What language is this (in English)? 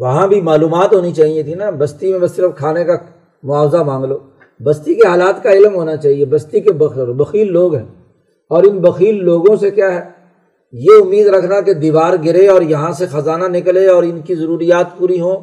Urdu